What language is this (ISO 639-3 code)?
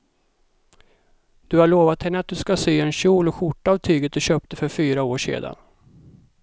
swe